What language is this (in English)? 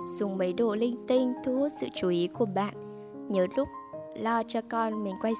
Vietnamese